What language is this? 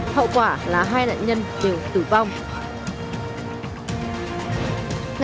Vietnamese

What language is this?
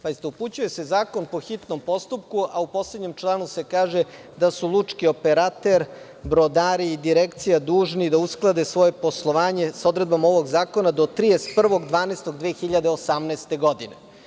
Serbian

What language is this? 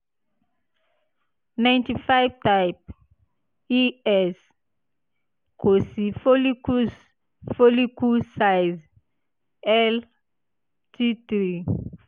Yoruba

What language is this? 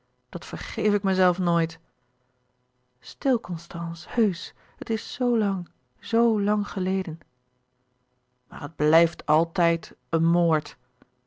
Dutch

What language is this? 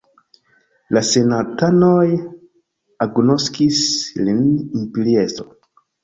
Esperanto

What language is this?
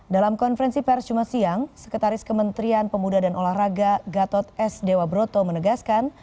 Indonesian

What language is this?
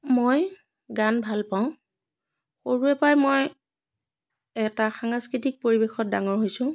Assamese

